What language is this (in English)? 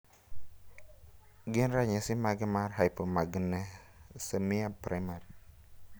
Luo (Kenya and Tanzania)